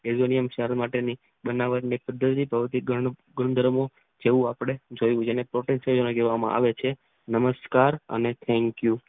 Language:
Gujarati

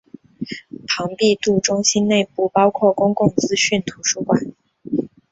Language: Chinese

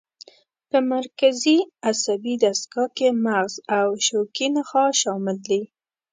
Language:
Pashto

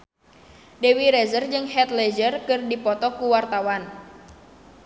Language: Sundanese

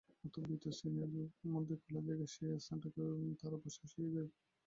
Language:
Bangla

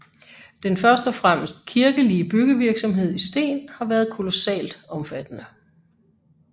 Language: Danish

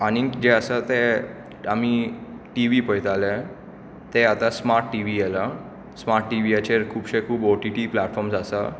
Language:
Konkani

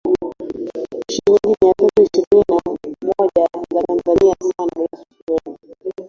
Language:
Swahili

